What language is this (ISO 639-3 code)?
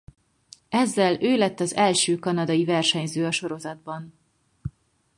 hun